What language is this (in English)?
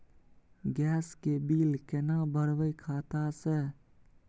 Maithili